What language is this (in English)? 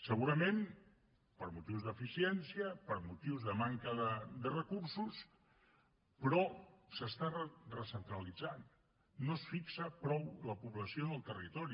Catalan